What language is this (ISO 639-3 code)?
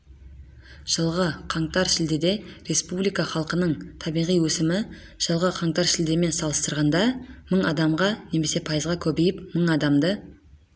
kaz